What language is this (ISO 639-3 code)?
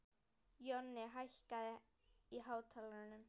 isl